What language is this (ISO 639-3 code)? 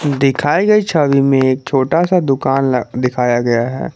hin